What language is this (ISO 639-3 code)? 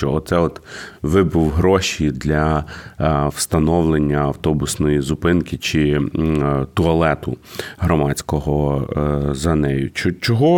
ukr